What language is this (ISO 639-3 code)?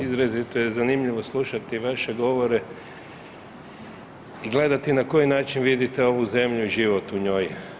hrv